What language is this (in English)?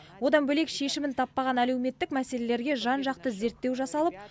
Kazakh